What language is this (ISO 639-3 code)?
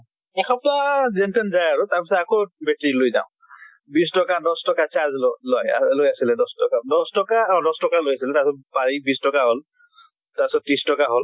asm